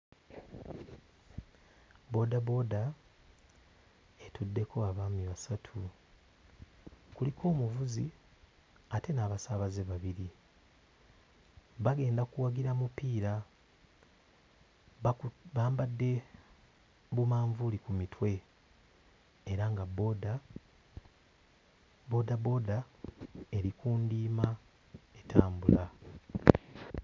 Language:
Ganda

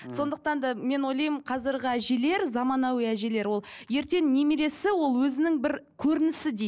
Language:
Kazakh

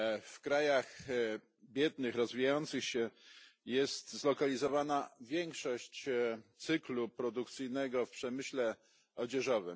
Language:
Polish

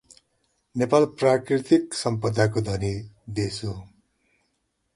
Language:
Nepali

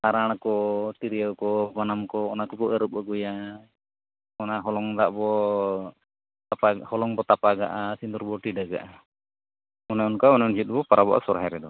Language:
Santali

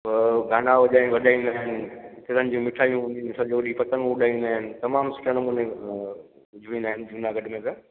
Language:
Sindhi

